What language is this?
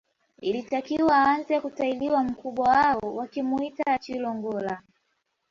Swahili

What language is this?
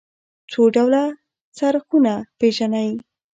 Pashto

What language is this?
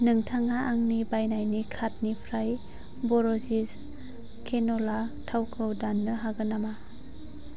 Bodo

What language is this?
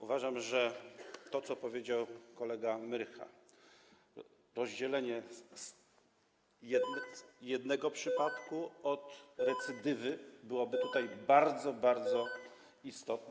Polish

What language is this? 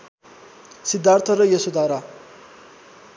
Nepali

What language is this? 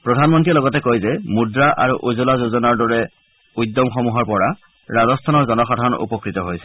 Assamese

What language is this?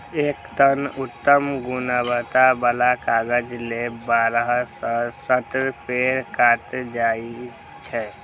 Maithili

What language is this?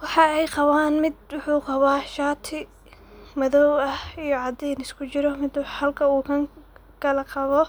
Somali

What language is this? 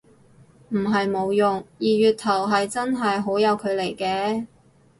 Cantonese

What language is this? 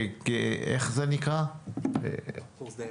Hebrew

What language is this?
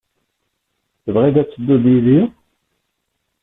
Kabyle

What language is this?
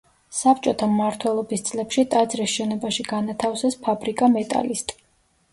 Georgian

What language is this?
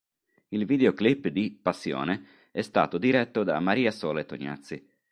Italian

